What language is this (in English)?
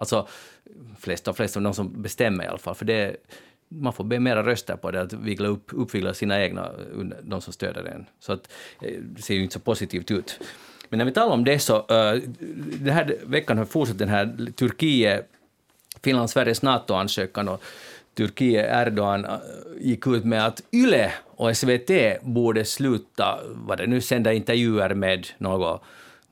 Swedish